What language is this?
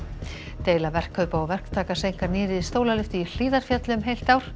Icelandic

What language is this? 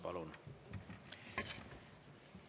Estonian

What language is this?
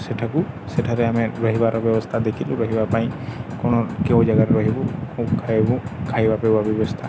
Odia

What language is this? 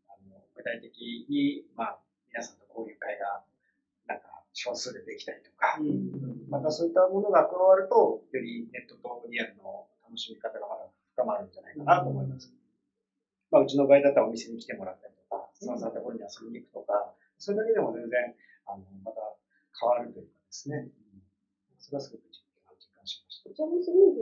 Japanese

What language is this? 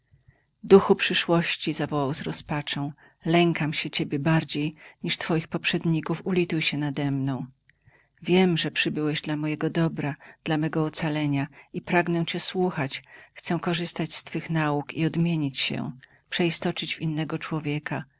Polish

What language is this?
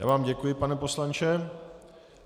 Czech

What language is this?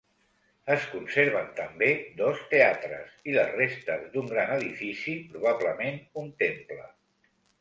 Catalan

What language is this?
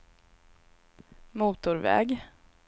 Swedish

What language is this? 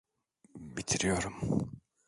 Turkish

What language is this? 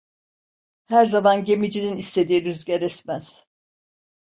Turkish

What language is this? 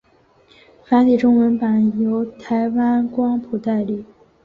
Chinese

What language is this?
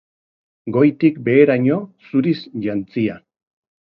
Basque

